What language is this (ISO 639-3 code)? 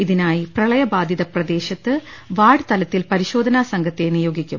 mal